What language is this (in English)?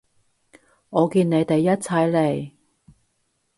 Cantonese